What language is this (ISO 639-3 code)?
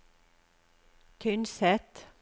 nor